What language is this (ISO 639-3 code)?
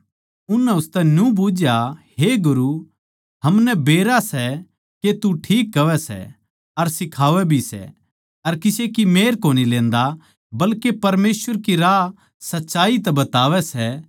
bgc